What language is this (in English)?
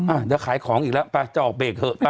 Thai